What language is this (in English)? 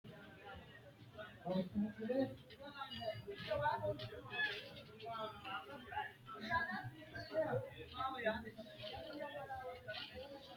Sidamo